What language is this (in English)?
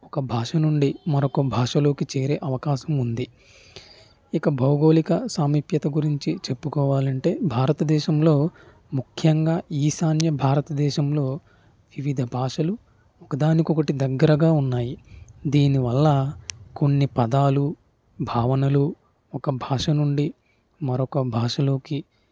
Telugu